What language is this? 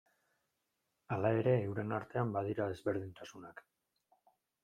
Basque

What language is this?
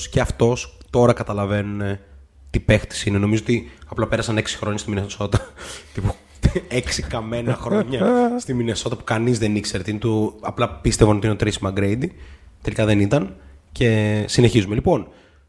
Greek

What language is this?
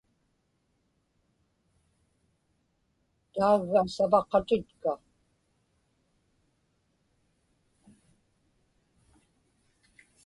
Inupiaq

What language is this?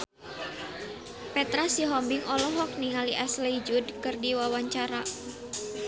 Sundanese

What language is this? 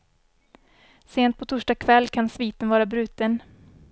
Swedish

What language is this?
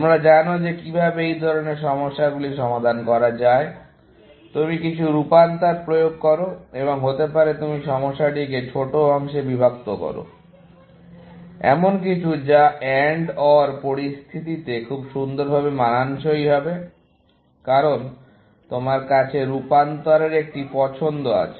Bangla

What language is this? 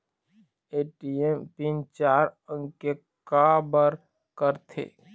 Chhattisgarhi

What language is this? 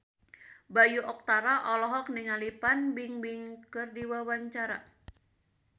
Sundanese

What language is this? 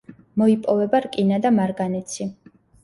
Georgian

